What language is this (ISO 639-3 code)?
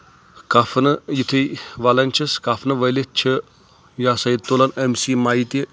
kas